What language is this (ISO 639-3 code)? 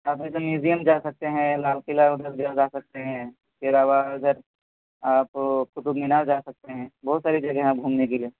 urd